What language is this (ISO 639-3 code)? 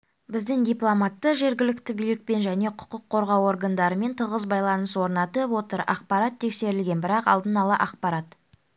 kaz